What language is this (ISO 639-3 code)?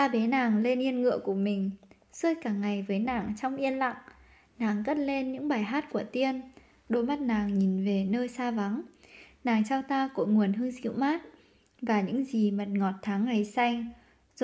vie